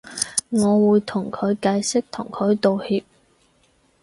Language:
Cantonese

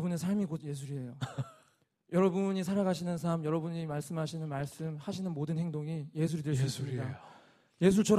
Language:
Korean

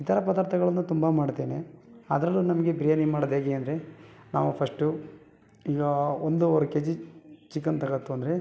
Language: Kannada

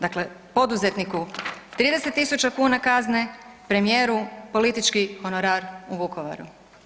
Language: Croatian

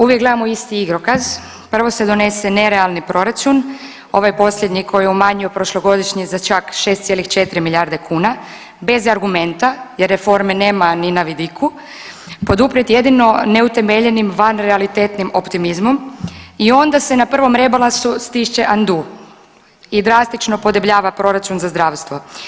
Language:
Croatian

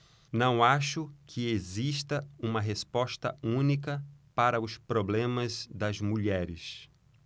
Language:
Portuguese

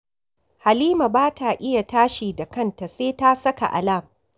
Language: Hausa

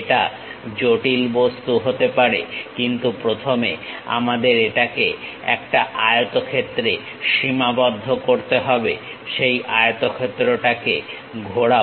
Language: Bangla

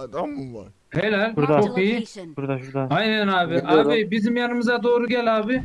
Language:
Turkish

